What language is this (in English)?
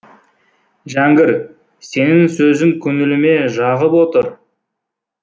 Kazakh